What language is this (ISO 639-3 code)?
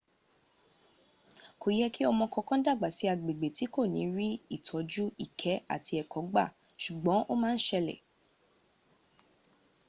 yor